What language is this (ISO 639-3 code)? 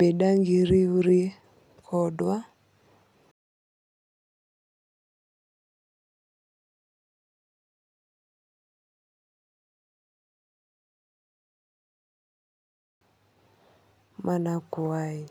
luo